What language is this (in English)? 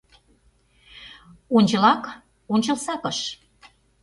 Mari